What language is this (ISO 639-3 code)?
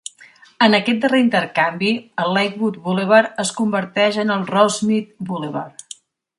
cat